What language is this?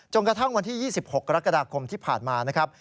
Thai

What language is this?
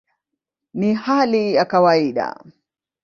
Swahili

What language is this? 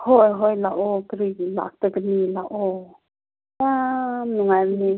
Manipuri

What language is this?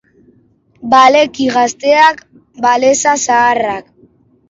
Basque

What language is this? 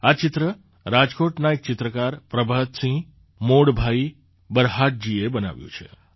Gujarati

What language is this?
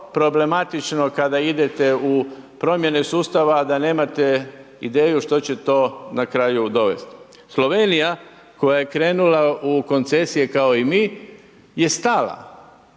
Croatian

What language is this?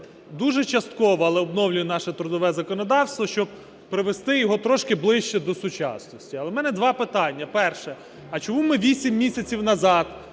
Ukrainian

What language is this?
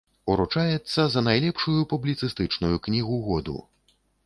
Belarusian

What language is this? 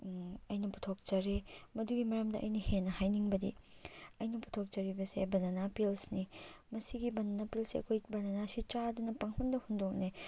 Manipuri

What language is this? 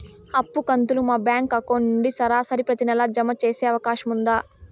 Telugu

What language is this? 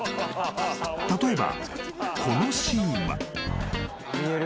Japanese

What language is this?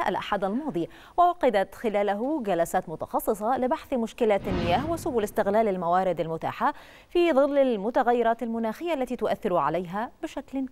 Arabic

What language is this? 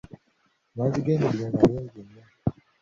Ganda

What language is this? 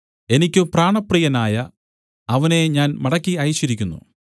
Malayalam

